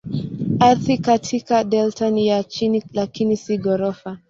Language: Swahili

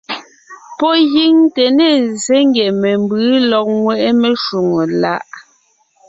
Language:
Ngiemboon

